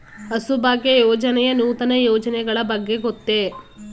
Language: Kannada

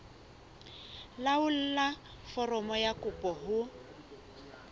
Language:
Southern Sotho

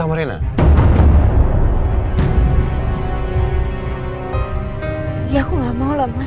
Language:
Indonesian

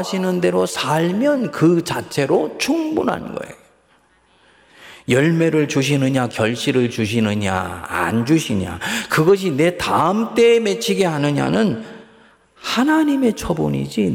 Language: Korean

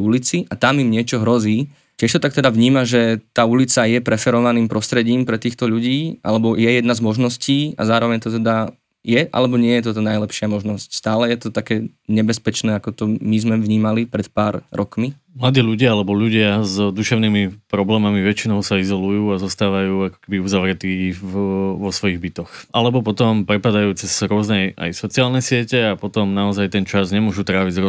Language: Slovak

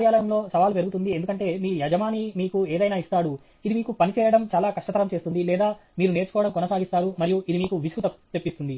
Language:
Telugu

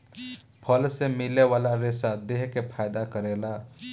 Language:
Bhojpuri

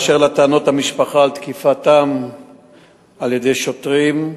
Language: Hebrew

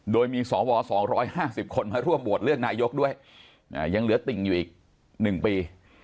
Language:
Thai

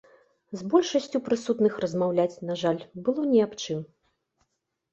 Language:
Belarusian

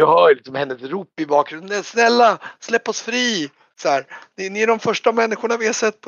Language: Swedish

